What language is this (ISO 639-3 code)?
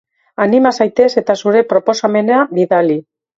eus